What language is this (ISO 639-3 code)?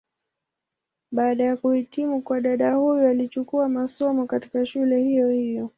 swa